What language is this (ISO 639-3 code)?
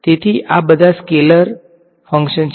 guj